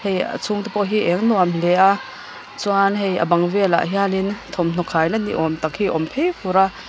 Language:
Mizo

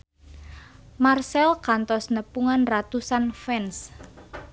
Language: Sundanese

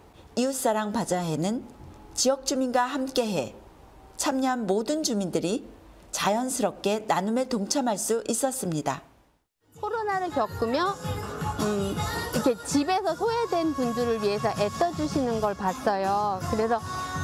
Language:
Korean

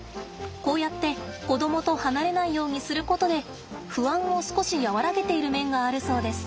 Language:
Japanese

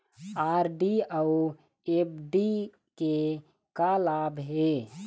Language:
Chhattisgarhi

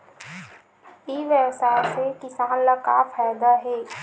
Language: Chhattisgarhi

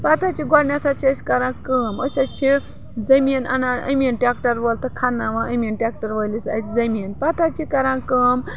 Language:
Kashmiri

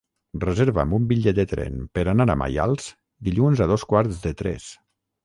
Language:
Catalan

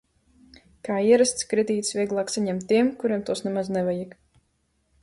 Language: Latvian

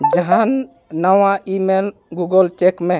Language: Santali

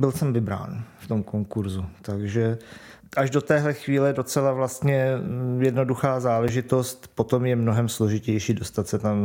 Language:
Czech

